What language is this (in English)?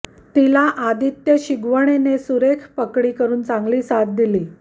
Marathi